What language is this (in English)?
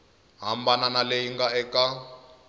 Tsonga